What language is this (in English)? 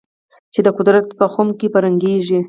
Pashto